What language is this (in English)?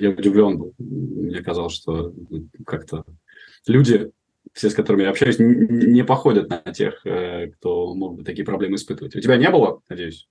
Russian